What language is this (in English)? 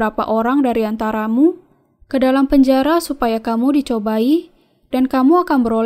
Indonesian